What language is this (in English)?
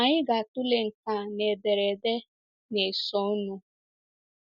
Igbo